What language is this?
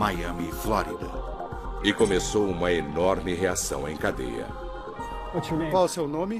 Portuguese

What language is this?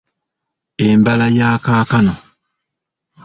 Ganda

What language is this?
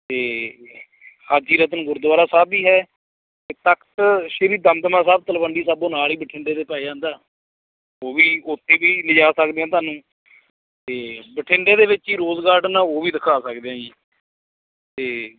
Punjabi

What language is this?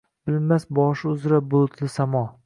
Uzbek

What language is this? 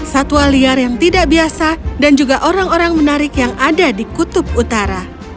Indonesian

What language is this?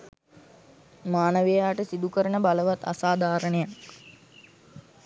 Sinhala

